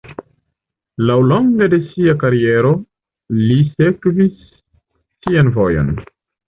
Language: Esperanto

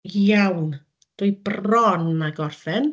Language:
Welsh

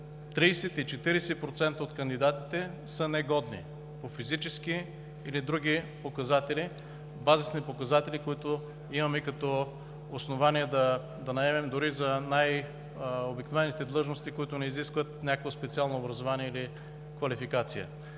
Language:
Bulgarian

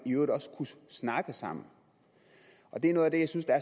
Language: Danish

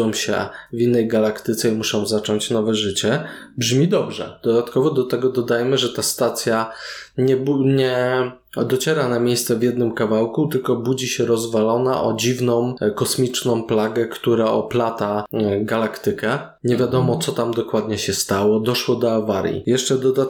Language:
Polish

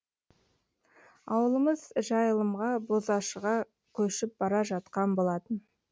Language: Kazakh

